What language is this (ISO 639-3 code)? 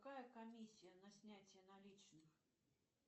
rus